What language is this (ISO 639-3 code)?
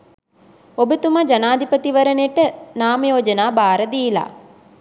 sin